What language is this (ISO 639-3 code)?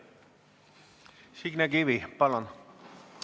est